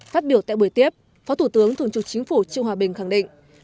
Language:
Vietnamese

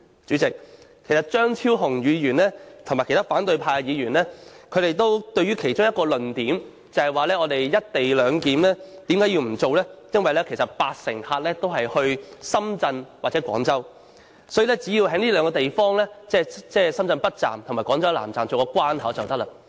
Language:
Cantonese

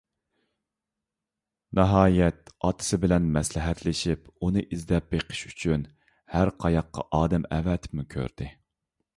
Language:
Uyghur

